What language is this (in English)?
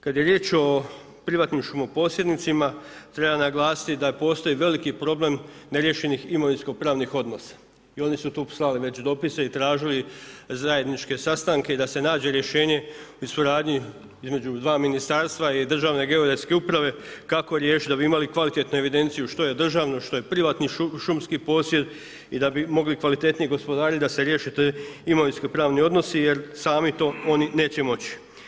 Croatian